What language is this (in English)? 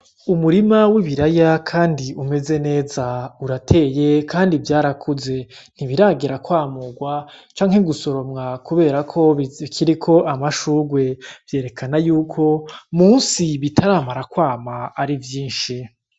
Rundi